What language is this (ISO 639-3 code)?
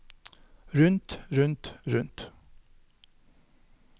nor